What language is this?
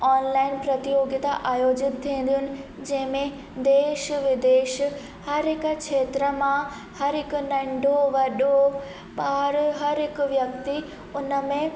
Sindhi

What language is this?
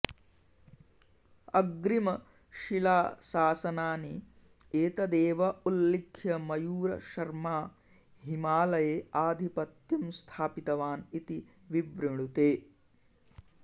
Sanskrit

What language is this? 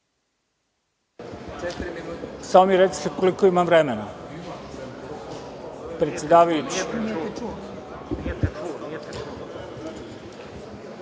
Serbian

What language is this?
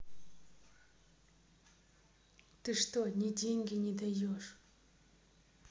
Russian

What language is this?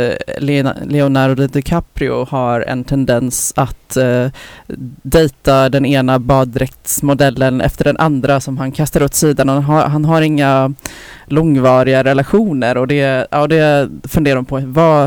Swedish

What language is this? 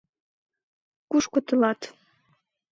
Mari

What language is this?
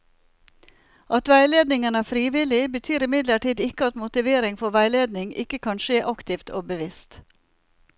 Norwegian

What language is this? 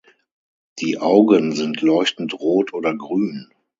German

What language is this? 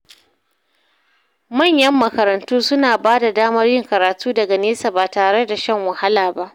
Hausa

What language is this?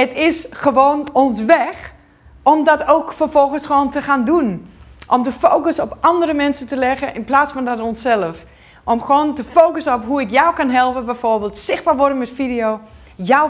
Dutch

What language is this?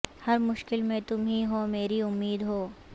Urdu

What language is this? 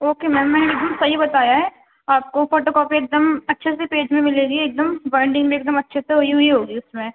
Urdu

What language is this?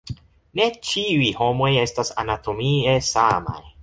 Esperanto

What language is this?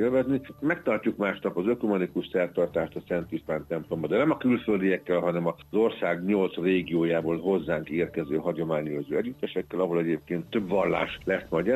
Hungarian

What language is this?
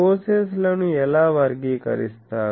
Telugu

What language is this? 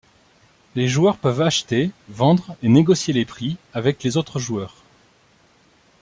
French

